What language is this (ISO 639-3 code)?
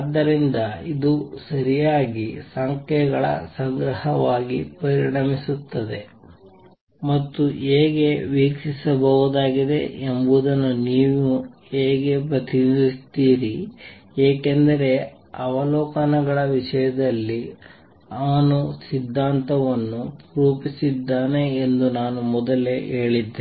kan